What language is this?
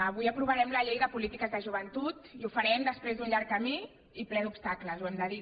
Catalan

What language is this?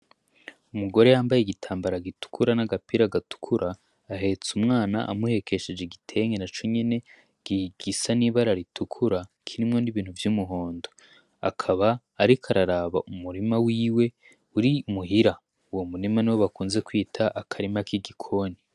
Rundi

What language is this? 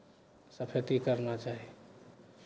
Maithili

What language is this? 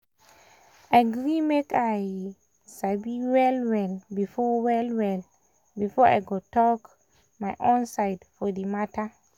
Nigerian Pidgin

